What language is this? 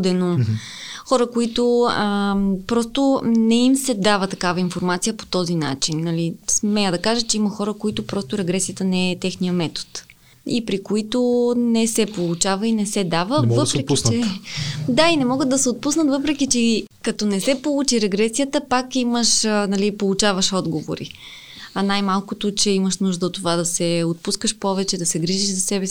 Bulgarian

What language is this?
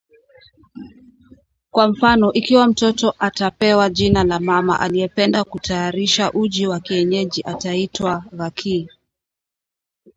Swahili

